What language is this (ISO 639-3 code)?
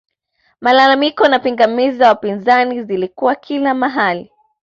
swa